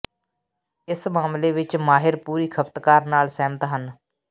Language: Punjabi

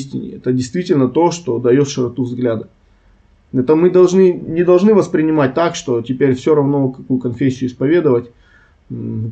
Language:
Russian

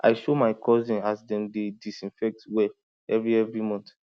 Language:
Nigerian Pidgin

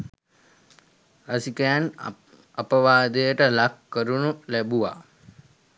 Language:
Sinhala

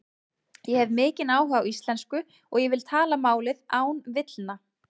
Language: Icelandic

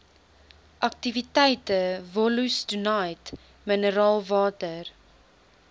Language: Afrikaans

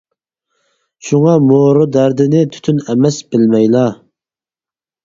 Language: Uyghur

